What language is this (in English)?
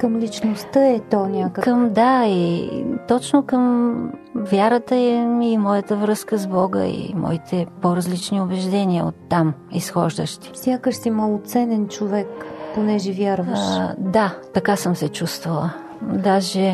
Bulgarian